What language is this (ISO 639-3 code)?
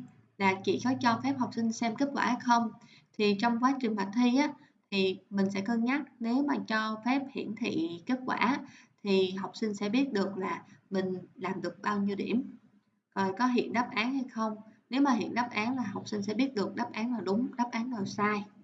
vie